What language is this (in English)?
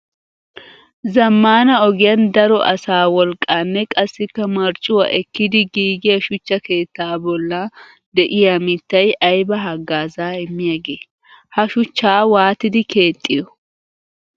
Wolaytta